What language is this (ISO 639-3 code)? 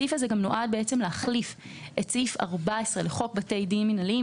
heb